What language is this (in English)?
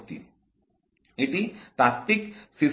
Bangla